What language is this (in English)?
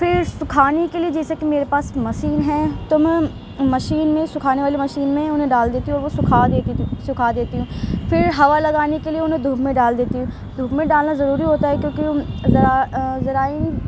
Urdu